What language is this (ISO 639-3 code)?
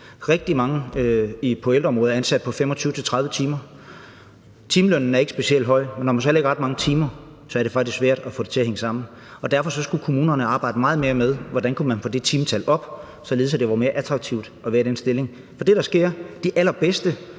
dan